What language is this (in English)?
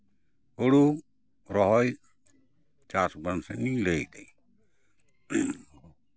Santali